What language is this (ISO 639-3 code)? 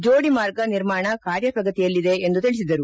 kan